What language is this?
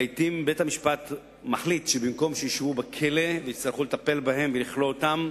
Hebrew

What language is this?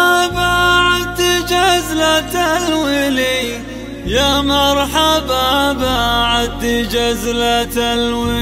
Arabic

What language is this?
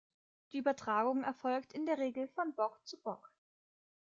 German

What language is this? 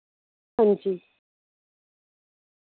Dogri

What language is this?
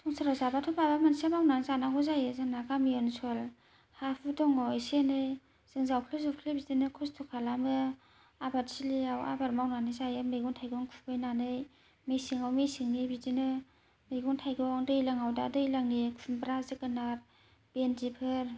Bodo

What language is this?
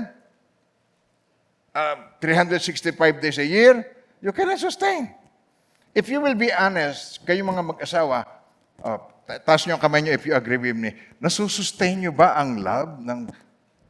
Filipino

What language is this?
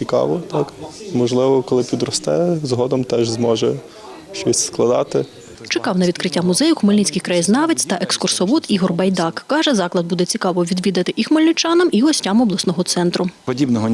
Ukrainian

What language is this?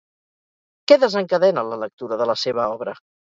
Catalan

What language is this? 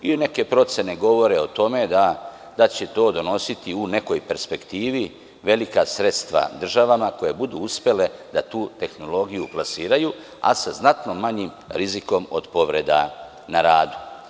Serbian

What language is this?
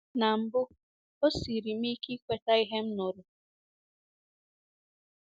Igbo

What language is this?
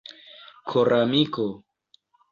Esperanto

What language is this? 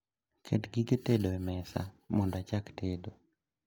Luo (Kenya and Tanzania)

